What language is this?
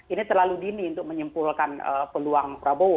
Indonesian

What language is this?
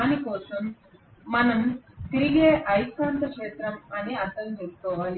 Telugu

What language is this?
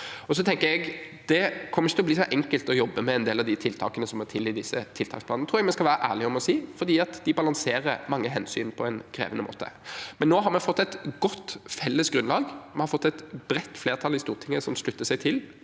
Norwegian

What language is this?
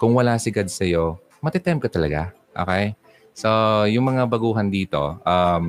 Filipino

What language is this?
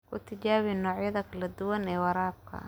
Somali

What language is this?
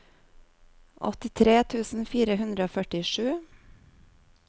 Norwegian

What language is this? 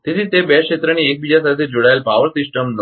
Gujarati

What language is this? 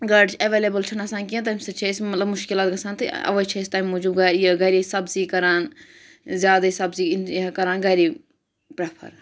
Kashmiri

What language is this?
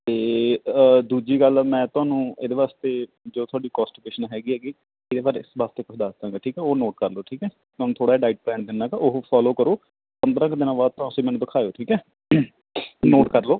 Punjabi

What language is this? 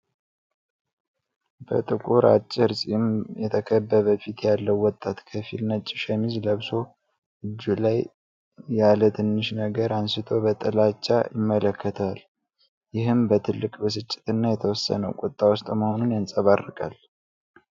Amharic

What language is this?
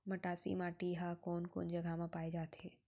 Chhattisgarhi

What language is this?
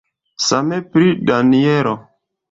Esperanto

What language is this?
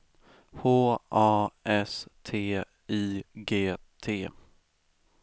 Swedish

